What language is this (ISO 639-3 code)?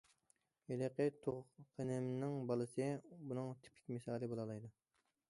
uig